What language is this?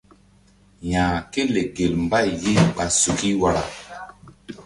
Mbum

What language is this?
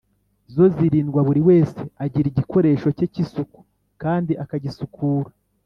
Kinyarwanda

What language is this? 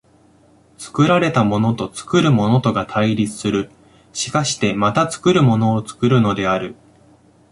Japanese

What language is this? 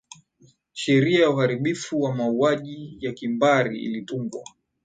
Swahili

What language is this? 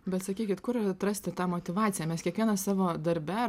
Lithuanian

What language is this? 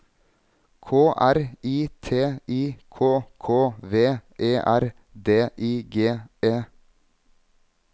Norwegian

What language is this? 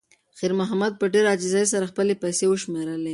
Pashto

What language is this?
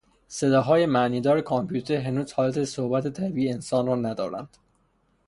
Persian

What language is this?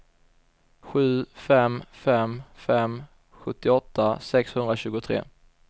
Swedish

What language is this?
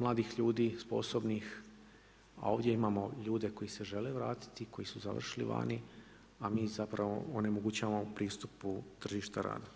Croatian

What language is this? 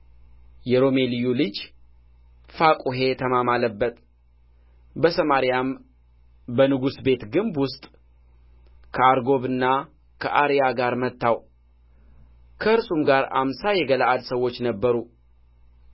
Amharic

